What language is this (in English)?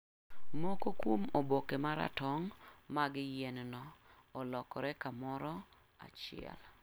Luo (Kenya and Tanzania)